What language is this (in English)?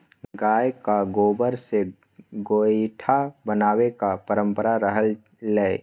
Maithili